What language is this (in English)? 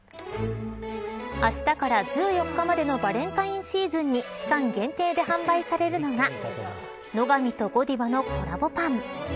Japanese